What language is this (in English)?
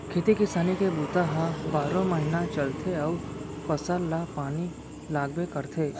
Chhattisgarhi